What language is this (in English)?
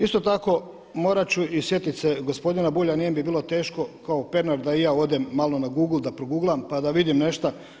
Croatian